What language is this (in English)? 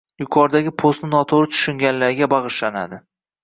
Uzbek